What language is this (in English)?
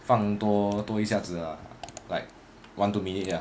English